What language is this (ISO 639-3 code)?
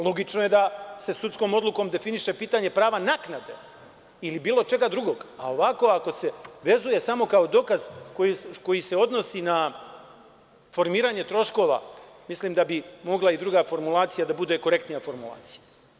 srp